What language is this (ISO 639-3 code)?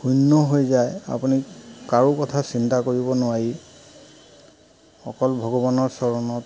asm